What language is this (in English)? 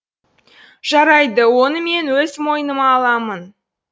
Kazakh